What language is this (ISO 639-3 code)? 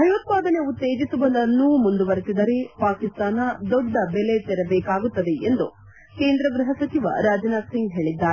kan